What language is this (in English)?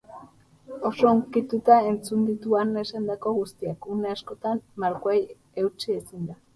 Basque